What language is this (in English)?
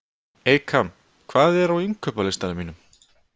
Icelandic